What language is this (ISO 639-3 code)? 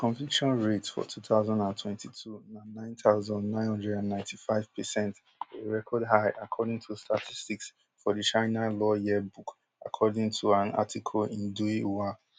pcm